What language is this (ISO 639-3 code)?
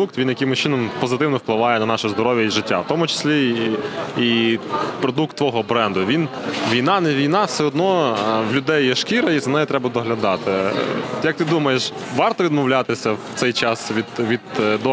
ukr